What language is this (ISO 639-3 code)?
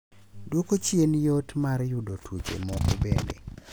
luo